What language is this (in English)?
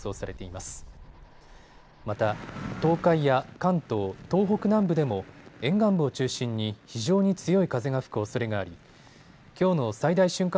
Japanese